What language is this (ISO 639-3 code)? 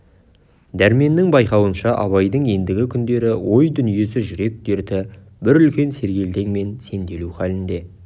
kaz